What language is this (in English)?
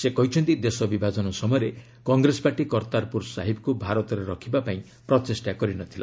Odia